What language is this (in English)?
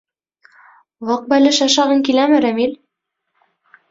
Bashkir